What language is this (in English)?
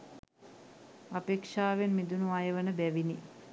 Sinhala